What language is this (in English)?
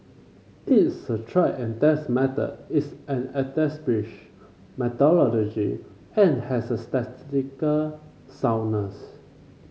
English